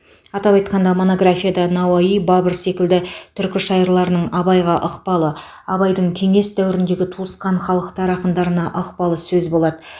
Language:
Kazakh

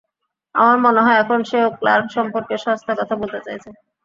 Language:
Bangla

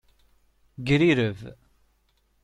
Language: Kabyle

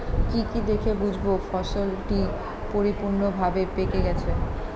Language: Bangla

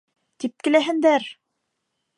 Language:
Bashkir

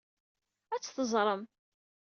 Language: Kabyle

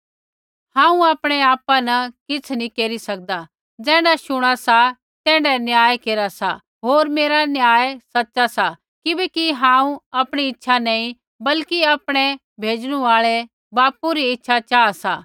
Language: Kullu Pahari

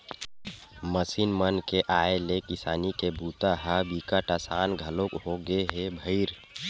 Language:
Chhattisgarhi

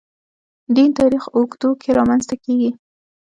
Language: Pashto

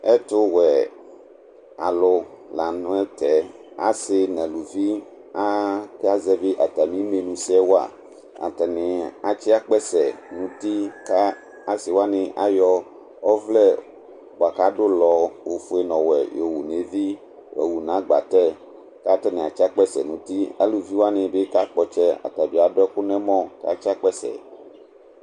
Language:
Ikposo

